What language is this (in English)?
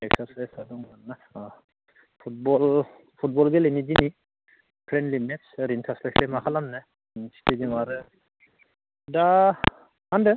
Bodo